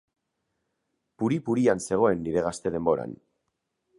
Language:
Basque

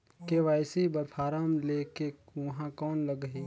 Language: Chhattisgarhi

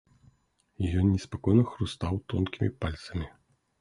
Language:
Belarusian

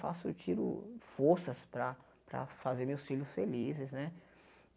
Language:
Portuguese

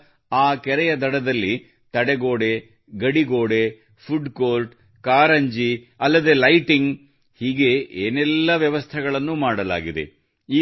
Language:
Kannada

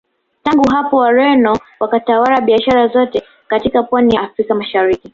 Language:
Swahili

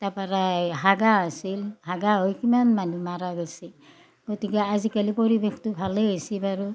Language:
Assamese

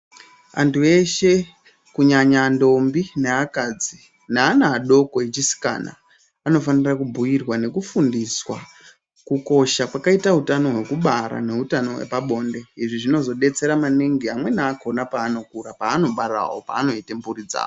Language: Ndau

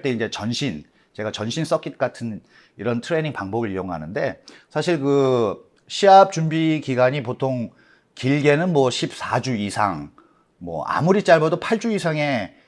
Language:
Korean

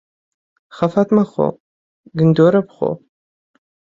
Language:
Central Kurdish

